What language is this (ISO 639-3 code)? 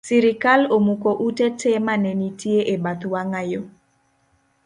luo